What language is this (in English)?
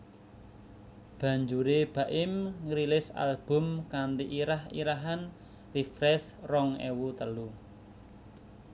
Javanese